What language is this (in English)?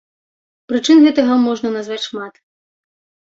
Belarusian